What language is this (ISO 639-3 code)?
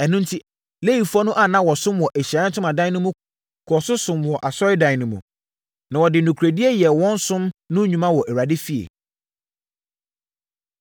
aka